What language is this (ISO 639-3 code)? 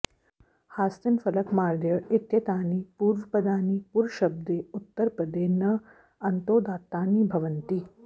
san